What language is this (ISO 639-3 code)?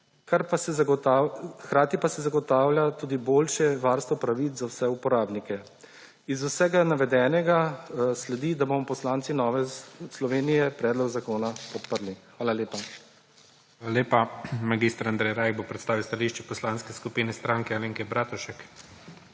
slv